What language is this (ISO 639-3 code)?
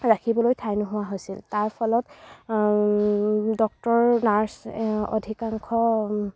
asm